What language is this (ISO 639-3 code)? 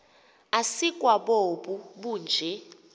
xho